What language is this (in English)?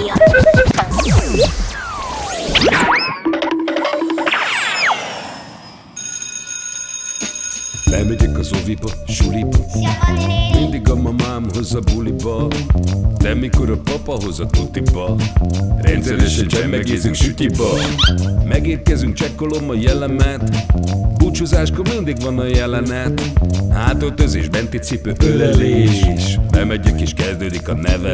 Hungarian